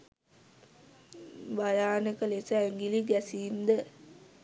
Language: Sinhala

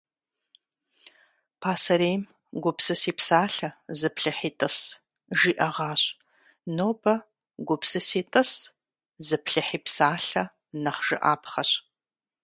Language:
Kabardian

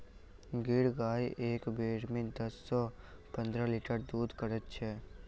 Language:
Maithili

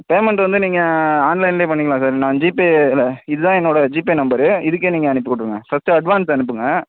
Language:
Tamil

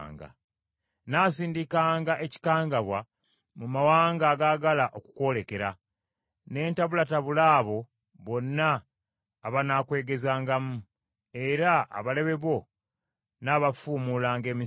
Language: Ganda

